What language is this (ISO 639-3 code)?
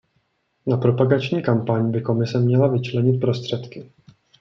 ces